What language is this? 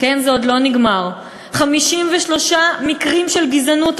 Hebrew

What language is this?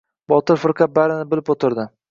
Uzbek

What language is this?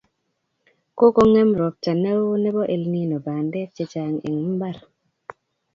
Kalenjin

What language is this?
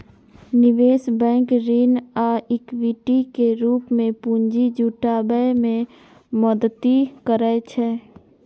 Maithili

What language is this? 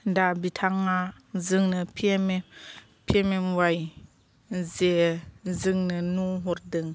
Bodo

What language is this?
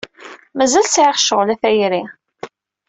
Kabyle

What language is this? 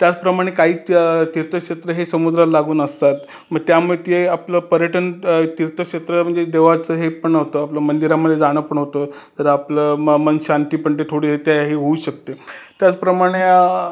Marathi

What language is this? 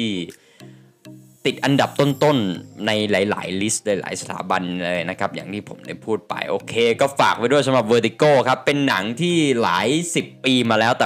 Thai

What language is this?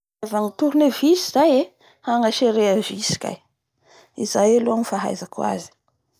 Bara Malagasy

